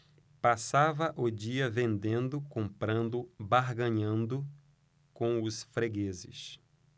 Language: Portuguese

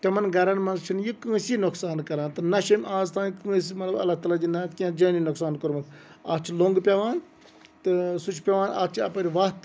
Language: Kashmiri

